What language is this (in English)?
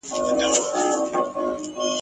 Pashto